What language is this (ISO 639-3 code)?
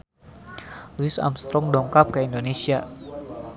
sun